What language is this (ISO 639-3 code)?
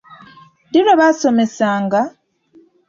lug